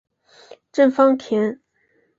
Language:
Chinese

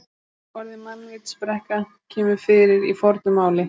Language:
Icelandic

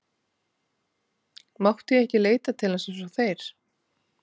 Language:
Icelandic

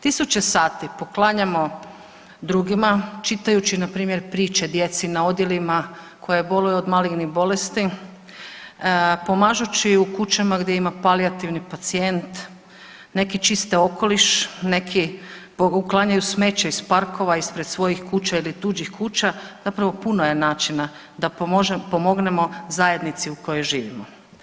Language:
Croatian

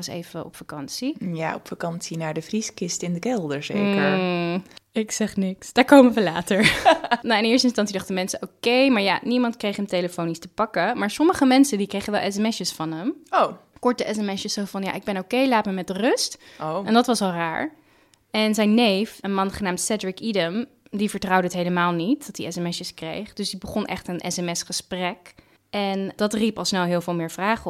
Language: Dutch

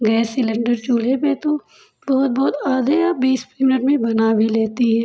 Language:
Hindi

